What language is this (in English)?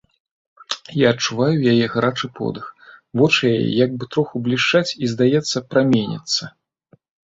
Belarusian